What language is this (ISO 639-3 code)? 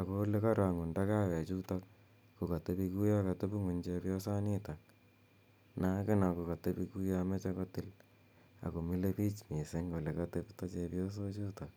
kln